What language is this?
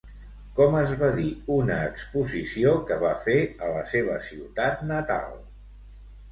Catalan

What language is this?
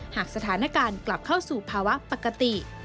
Thai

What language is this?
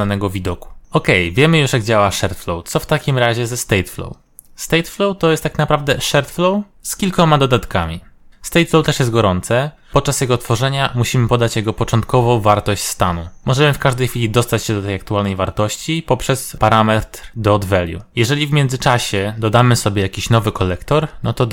Polish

